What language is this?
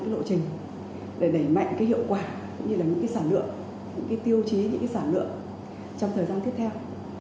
Vietnamese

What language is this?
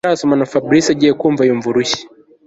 Kinyarwanda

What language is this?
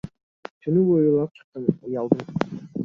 Kyrgyz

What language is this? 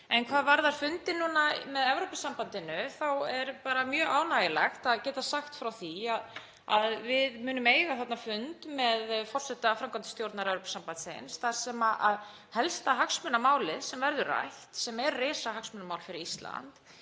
Icelandic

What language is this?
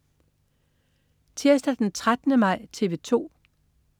Danish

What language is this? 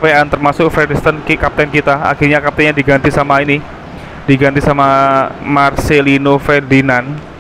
Indonesian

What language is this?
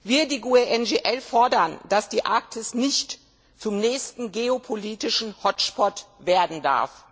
German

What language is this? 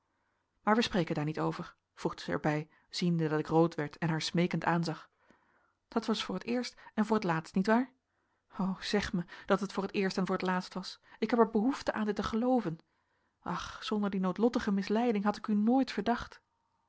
Dutch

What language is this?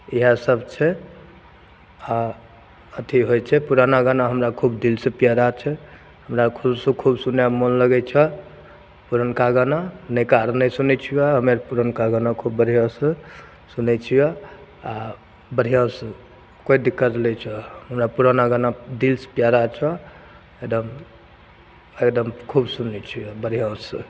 Maithili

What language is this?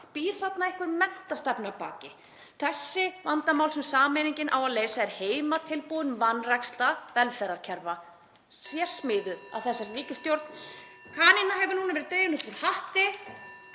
Icelandic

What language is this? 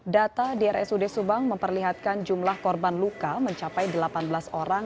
Indonesian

